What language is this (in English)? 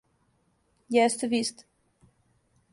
Serbian